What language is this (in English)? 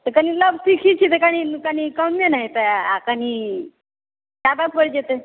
Maithili